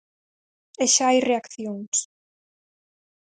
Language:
Galician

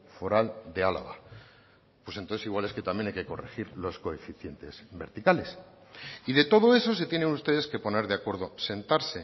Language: Spanish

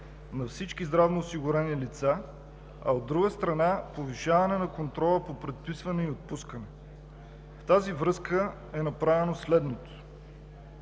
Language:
Bulgarian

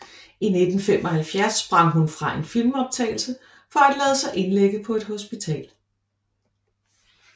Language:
Danish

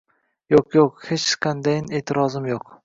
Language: Uzbek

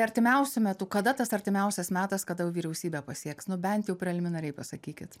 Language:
Lithuanian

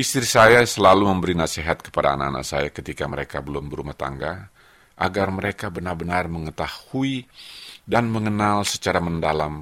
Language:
Indonesian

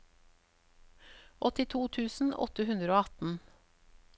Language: Norwegian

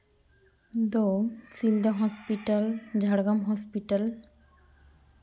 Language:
Santali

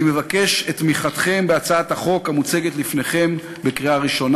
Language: Hebrew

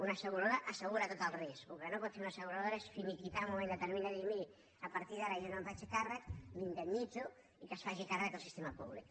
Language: Catalan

